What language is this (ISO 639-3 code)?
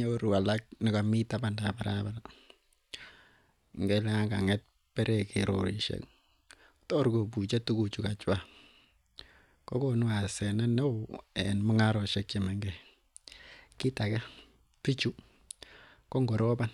kln